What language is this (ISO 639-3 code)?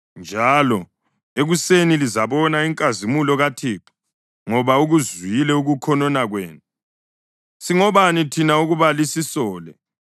nde